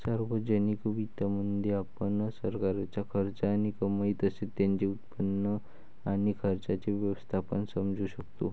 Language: Marathi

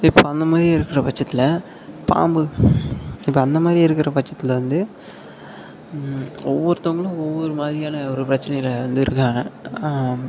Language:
Tamil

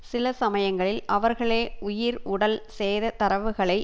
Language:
Tamil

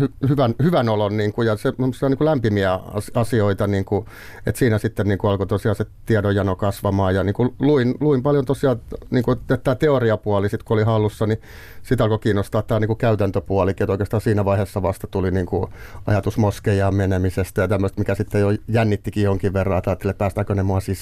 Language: Finnish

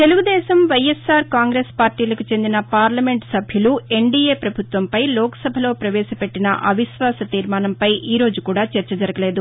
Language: Telugu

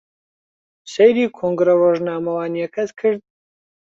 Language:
Central Kurdish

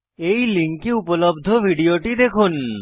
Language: Bangla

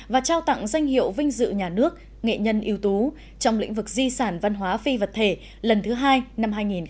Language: Vietnamese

